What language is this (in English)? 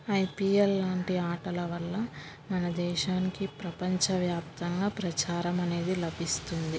Telugu